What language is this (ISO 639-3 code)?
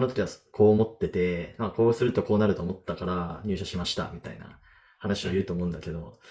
jpn